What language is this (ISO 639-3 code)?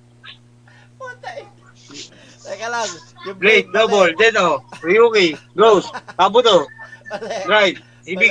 fil